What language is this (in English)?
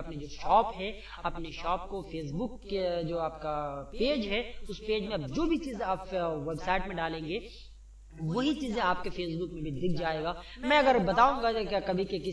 Hindi